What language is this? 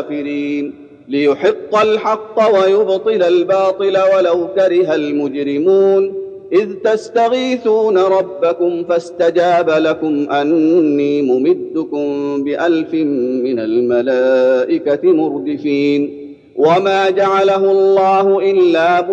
Arabic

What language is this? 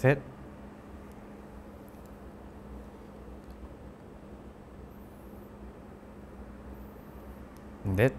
Korean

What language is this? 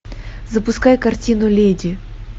Russian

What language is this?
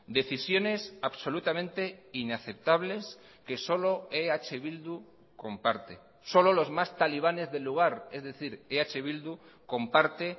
Spanish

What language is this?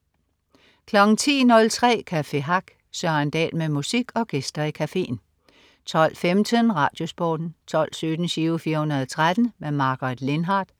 Danish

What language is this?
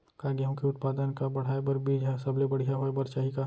Chhattisgarhi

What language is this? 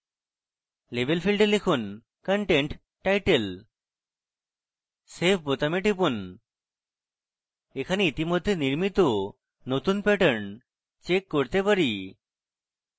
Bangla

